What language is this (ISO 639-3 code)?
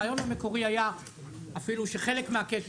heb